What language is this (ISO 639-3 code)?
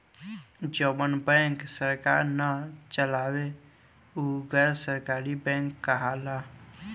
bho